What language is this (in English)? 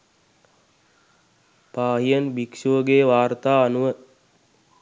Sinhala